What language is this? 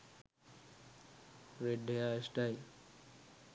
Sinhala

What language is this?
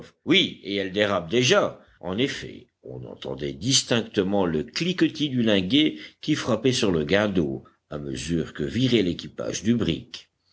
French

